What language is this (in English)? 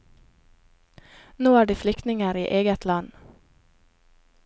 Norwegian